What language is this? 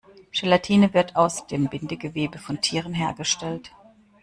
German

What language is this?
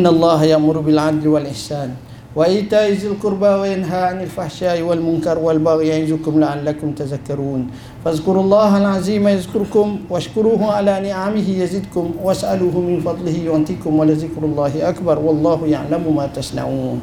Malay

